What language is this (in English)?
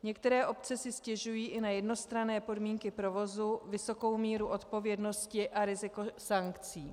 Czech